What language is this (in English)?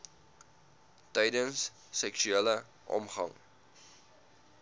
Afrikaans